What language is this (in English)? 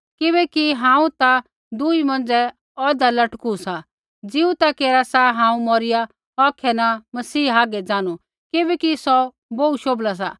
Kullu Pahari